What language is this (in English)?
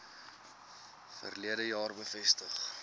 Afrikaans